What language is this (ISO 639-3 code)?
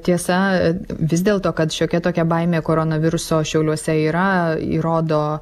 lit